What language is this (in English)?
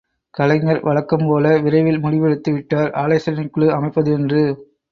Tamil